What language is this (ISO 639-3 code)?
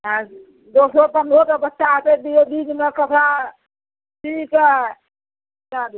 mai